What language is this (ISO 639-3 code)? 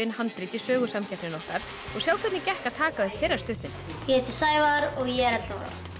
isl